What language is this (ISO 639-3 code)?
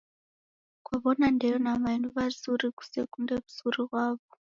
dav